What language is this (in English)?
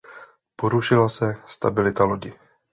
Czech